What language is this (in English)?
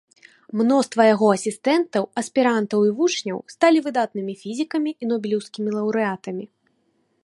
Belarusian